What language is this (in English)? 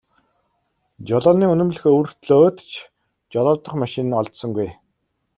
Mongolian